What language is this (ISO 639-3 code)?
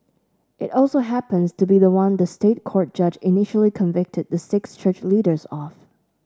eng